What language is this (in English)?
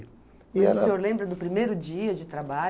Portuguese